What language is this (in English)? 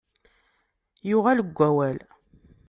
Kabyle